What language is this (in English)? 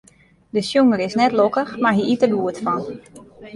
Western Frisian